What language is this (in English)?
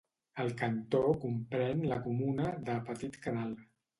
Catalan